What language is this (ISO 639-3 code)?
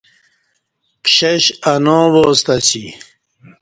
bsh